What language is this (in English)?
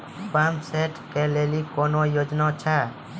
Maithili